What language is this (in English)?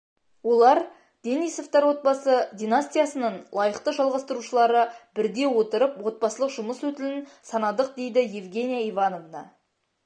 Kazakh